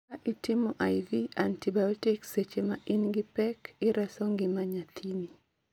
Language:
Luo (Kenya and Tanzania)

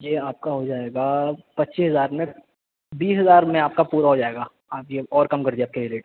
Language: Urdu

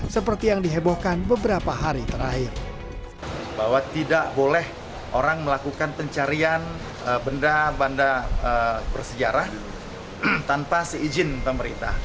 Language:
Indonesian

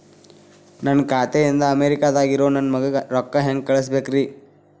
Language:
Kannada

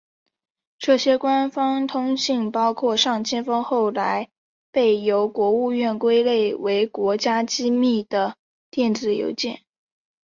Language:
Chinese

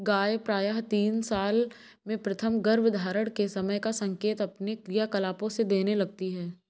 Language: Hindi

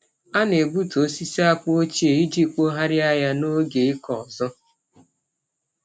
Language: Igbo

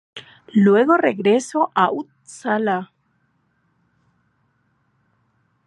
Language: Spanish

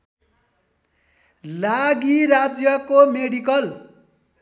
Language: Nepali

